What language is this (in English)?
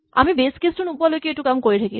Assamese